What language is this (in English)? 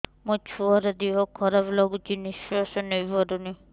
Odia